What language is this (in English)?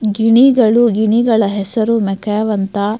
Kannada